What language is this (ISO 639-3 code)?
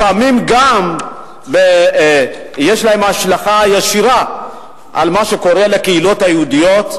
heb